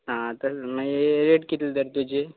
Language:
Konkani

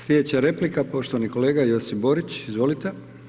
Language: Croatian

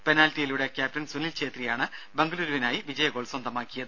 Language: Malayalam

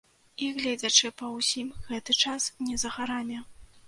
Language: Belarusian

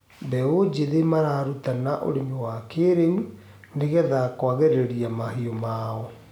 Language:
Kikuyu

